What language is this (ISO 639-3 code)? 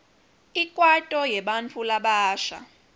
ssw